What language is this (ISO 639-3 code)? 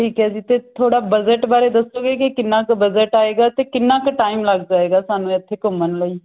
pan